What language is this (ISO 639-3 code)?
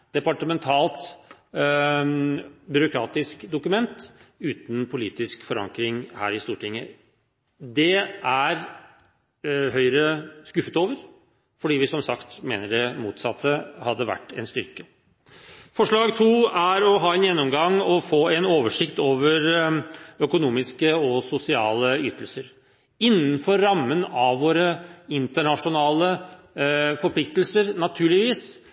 nob